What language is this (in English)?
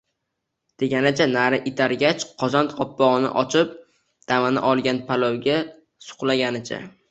Uzbek